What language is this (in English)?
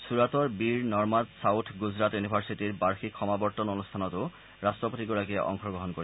Assamese